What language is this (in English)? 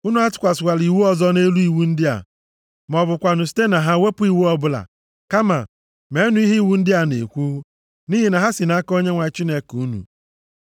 Igbo